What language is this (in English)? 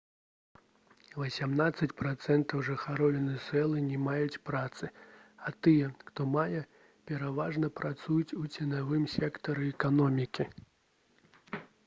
Belarusian